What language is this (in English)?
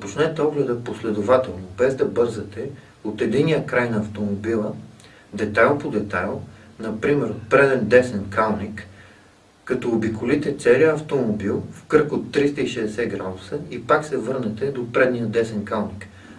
Dutch